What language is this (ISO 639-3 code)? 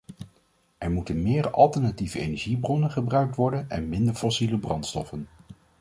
nld